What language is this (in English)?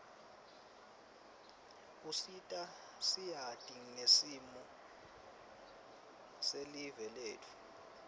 Swati